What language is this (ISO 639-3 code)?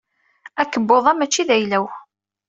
kab